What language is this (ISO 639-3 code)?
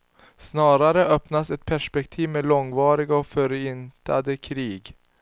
swe